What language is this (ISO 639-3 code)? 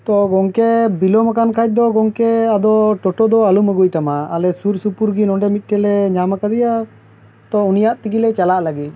sat